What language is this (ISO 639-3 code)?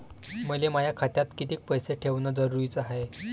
mar